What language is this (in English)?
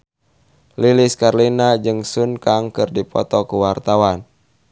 Sundanese